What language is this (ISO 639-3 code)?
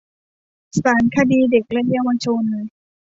tha